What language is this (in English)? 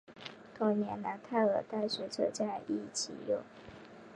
Chinese